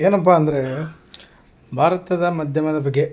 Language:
Kannada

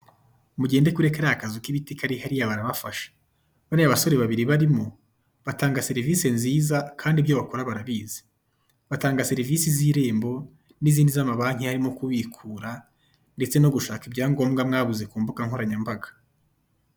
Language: Kinyarwanda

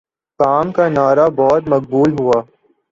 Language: Urdu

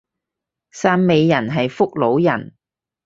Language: Cantonese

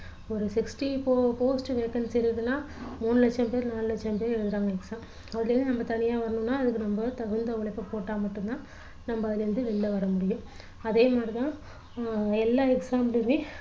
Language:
Tamil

